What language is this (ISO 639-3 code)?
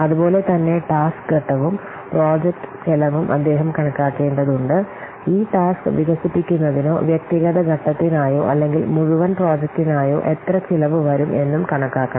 mal